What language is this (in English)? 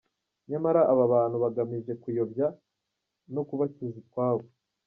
Kinyarwanda